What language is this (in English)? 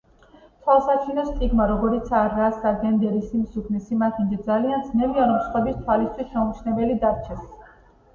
Georgian